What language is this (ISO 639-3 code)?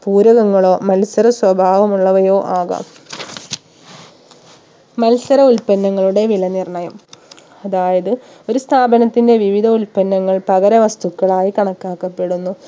mal